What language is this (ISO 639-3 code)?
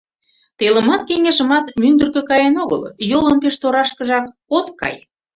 chm